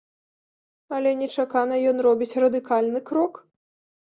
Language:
Belarusian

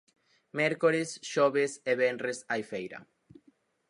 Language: Galician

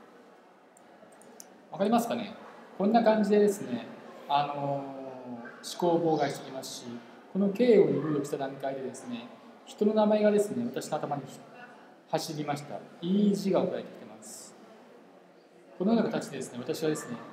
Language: Japanese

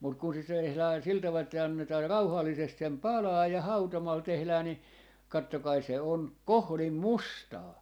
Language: Finnish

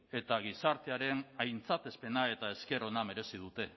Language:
Basque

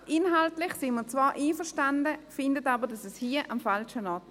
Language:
Swiss German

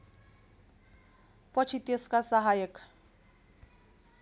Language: Nepali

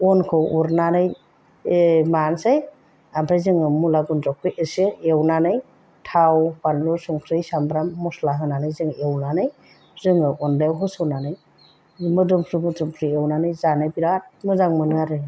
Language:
Bodo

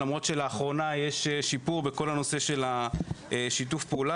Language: Hebrew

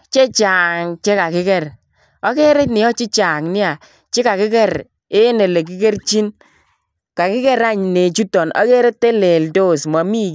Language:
Kalenjin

